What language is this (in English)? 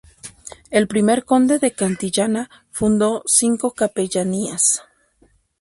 Spanish